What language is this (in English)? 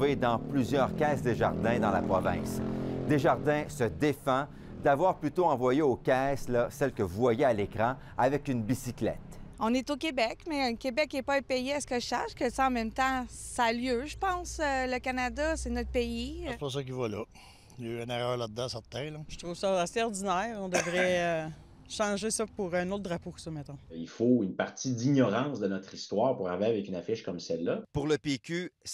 French